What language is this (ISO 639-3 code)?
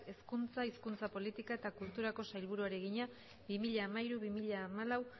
eus